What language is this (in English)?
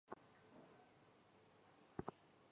Chinese